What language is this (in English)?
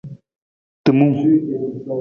Nawdm